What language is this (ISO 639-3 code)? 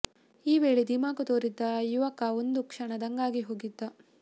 kan